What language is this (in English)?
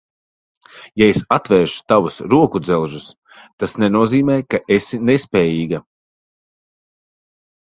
Latvian